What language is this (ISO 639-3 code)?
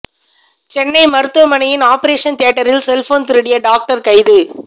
tam